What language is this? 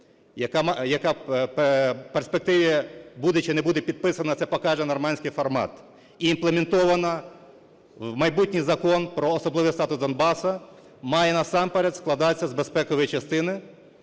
Ukrainian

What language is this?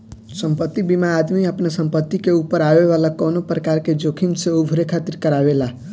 Bhojpuri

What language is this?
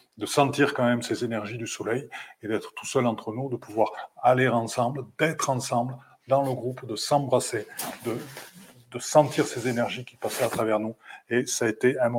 French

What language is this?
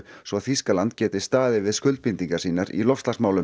Icelandic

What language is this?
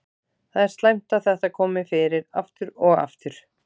Icelandic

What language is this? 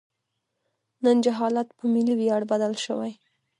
Pashto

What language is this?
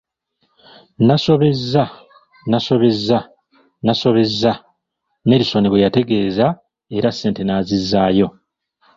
Ganda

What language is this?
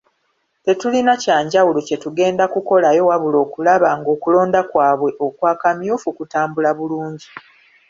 Ganda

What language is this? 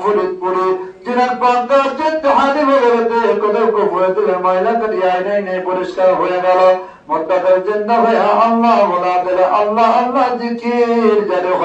Bangla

